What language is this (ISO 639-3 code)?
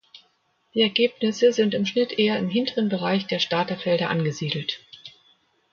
deu